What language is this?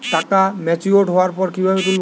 Bangla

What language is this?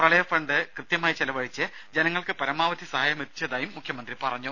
Malayalam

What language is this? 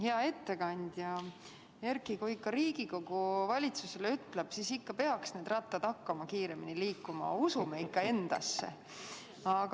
Estonian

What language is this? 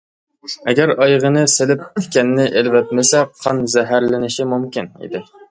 Uyghur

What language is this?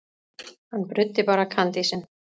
Icelandic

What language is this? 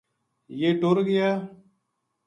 Gujari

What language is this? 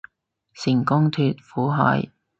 Cantonese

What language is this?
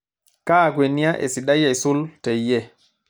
Masai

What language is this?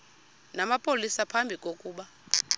Xhosa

